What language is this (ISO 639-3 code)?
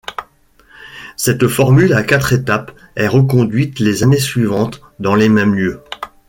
fra